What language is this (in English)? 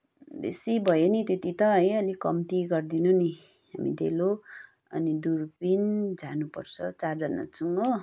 Nepali